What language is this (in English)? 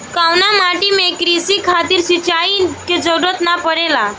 Bhojpuri